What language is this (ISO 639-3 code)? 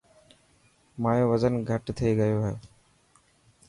mki